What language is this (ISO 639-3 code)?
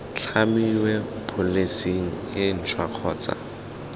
tsn